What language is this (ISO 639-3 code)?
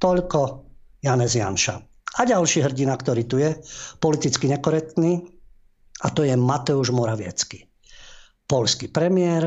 slk